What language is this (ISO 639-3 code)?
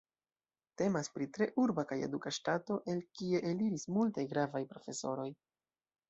epo